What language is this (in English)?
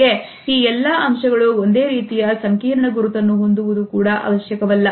Kannada